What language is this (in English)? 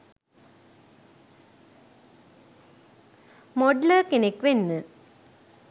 Sinhala